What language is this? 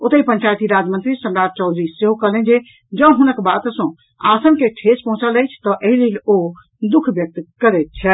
Maithili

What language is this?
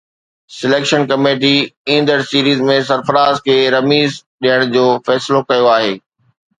Sindhi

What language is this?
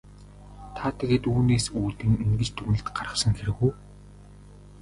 Mongolian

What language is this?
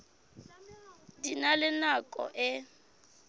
Southern Sotho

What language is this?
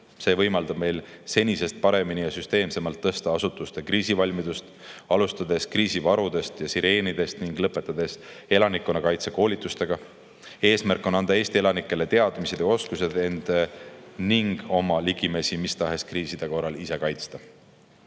Estonian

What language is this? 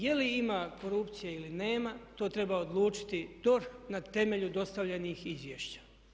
Croatian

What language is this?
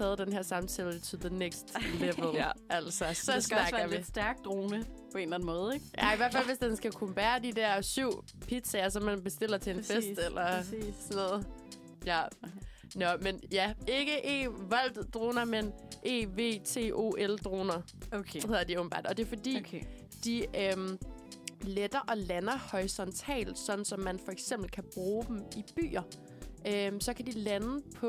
Danish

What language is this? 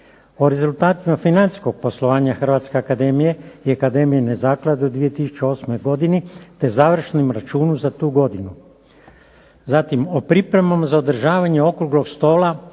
Croatian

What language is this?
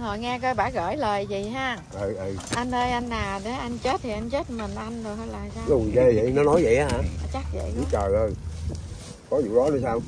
Vietnamese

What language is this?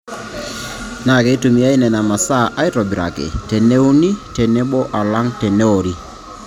Masai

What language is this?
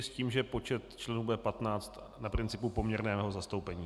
Czech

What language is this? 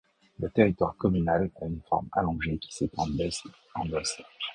French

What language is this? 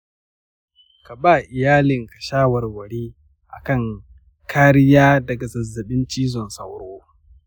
Hausa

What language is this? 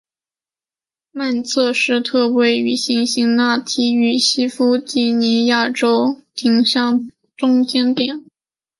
Chinese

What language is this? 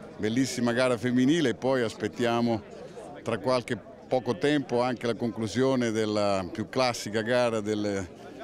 Italian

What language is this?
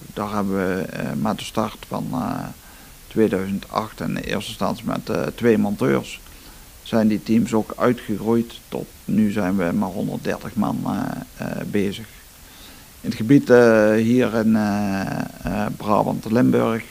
Dutch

